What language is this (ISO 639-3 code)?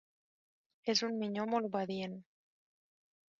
cat